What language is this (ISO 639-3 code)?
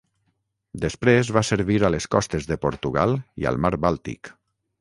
cat